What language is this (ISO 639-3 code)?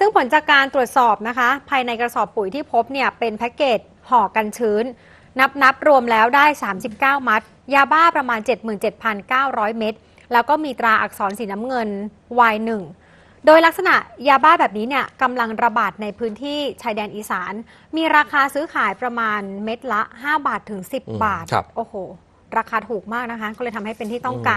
tha